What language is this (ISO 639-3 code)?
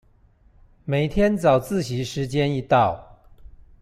zho